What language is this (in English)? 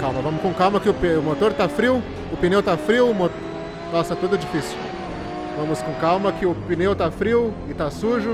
Portuguese